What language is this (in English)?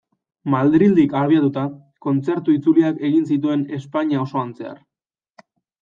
Basque